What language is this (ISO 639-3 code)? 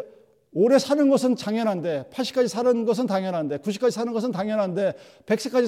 kor